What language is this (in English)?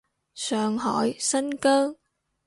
Cantonese